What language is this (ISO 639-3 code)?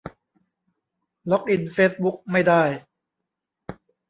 tha